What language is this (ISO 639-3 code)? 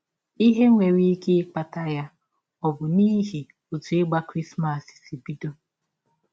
ibo